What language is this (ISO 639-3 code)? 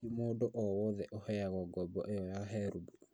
kik